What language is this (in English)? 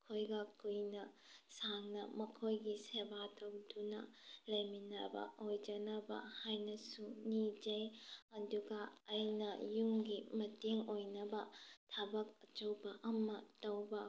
Manipuri